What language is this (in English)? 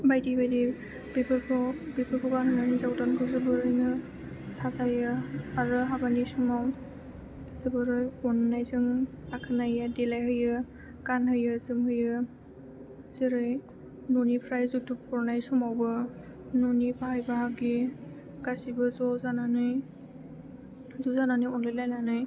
Bodo